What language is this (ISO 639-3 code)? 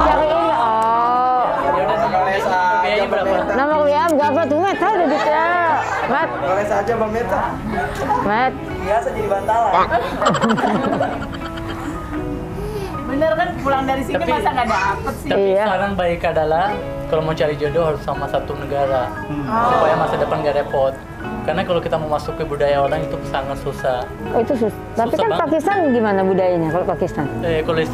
ind